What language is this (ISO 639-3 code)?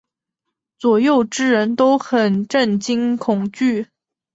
zho